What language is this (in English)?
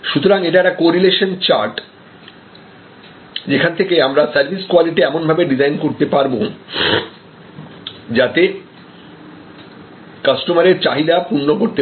Bangla